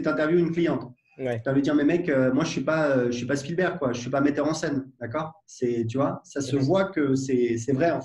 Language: French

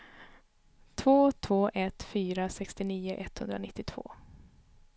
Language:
Swedish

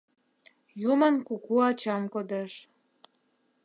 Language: Mari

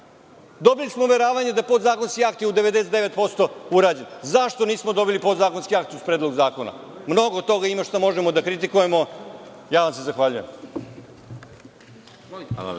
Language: Serbian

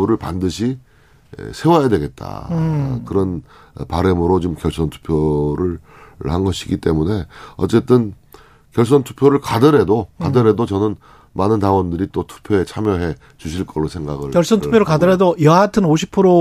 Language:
Korean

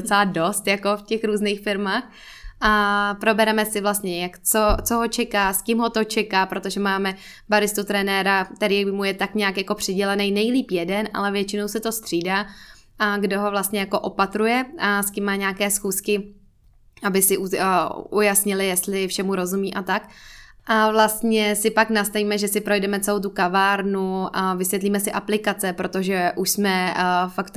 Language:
Czech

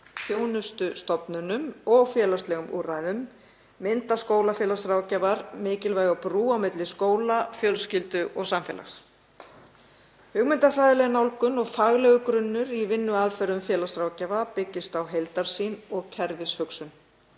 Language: Icelandic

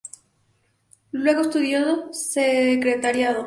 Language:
Spanish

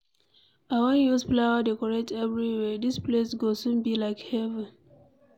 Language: Nigerian Pidgin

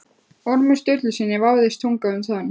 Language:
Icelandic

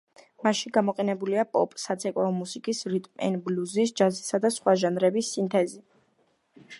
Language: Georgian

